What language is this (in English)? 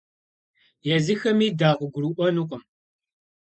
Kabardian